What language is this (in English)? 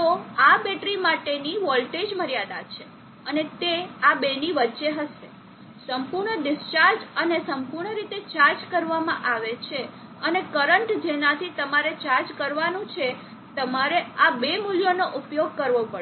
Gujarati